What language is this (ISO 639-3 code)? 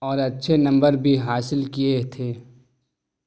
urd